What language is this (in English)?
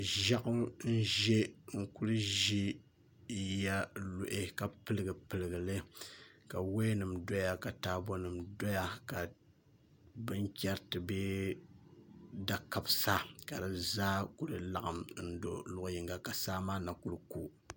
Dagbani